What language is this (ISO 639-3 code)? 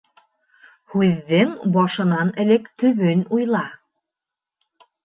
bak